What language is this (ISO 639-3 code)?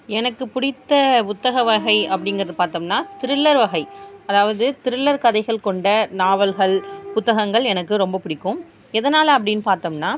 tam